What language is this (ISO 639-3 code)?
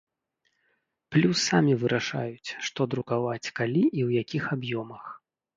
bel